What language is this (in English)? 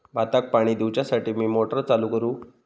Marathi